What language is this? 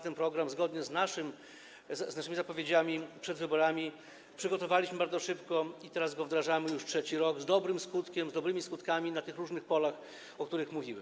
Polish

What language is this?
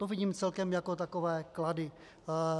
Czech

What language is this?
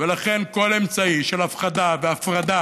Hebrew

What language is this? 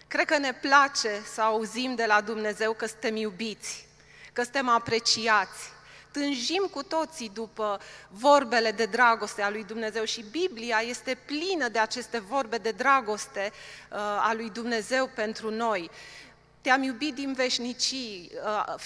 Romanian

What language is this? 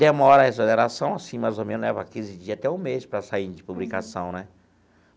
Portuguese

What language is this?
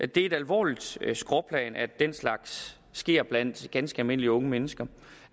Danish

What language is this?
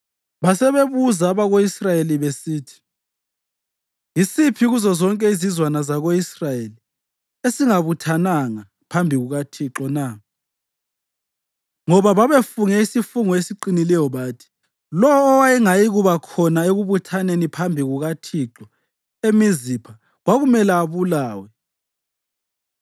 North Ndebele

